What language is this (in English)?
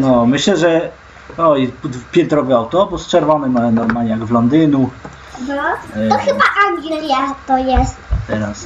Polish